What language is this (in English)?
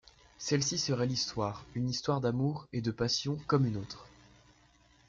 French